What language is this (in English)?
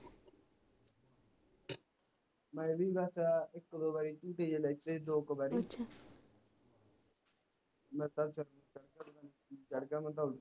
Punjabi